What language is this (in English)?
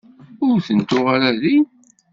Kabyle